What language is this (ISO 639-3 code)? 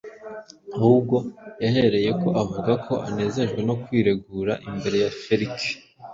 kin